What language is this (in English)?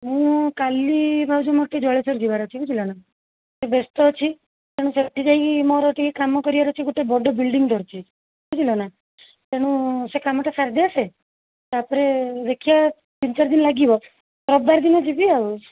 Odia